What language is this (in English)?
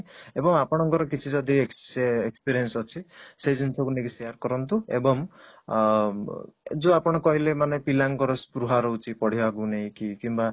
Odia